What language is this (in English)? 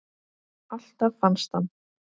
Icelandic